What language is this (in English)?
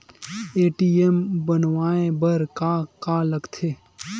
Chhattisgarhi